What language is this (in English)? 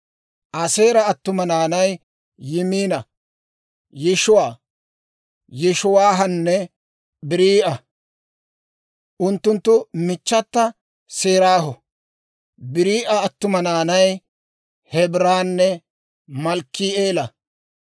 Dawro